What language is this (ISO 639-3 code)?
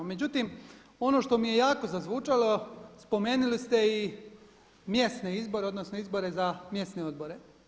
hrv